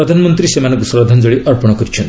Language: Odia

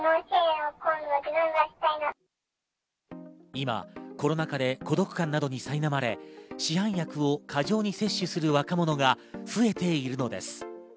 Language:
Japanese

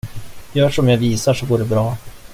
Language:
Swedish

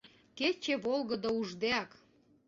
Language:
Mari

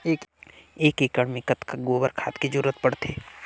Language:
Chhattisgarhi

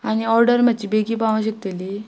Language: Konkani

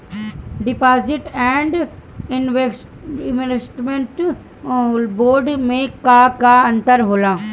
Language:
Bhojpuri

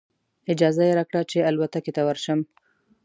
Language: Pashto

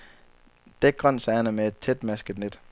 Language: Danish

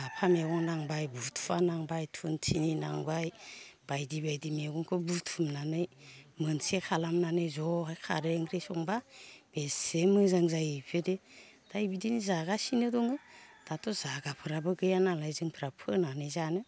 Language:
Bodo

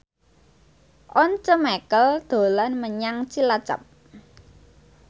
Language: Javanese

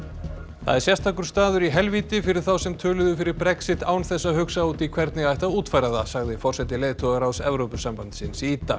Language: Icelandic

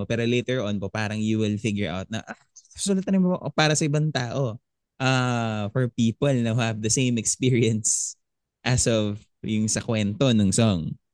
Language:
Filipino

